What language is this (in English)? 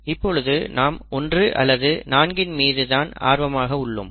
Tamil